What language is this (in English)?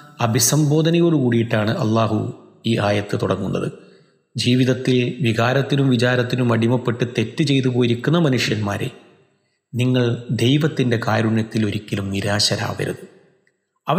Malayalam